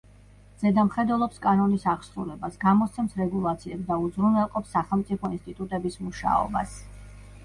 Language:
Georgian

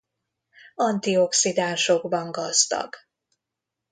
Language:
Hungarian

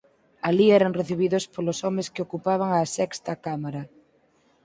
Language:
Galician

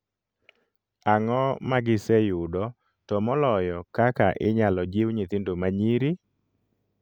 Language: Luo (Kenya and Tanzania)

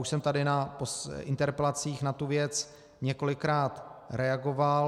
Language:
Czech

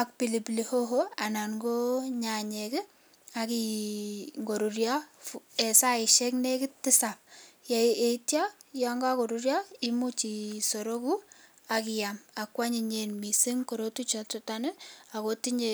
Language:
Kalenjin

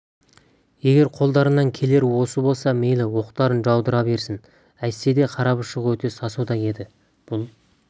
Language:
Kazakh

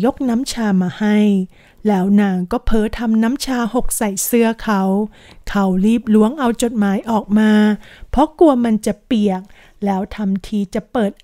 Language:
Thai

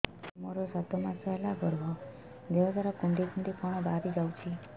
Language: Odia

